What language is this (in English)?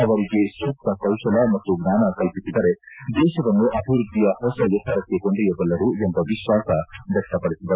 Kannada